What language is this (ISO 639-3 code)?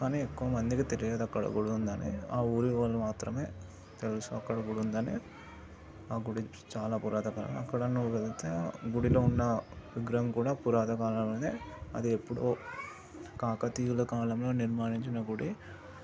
tel